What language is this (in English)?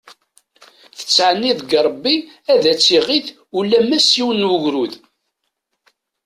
Kabyle